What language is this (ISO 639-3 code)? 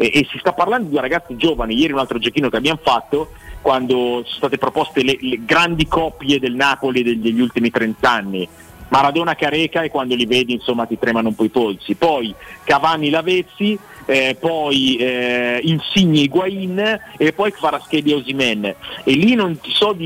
ita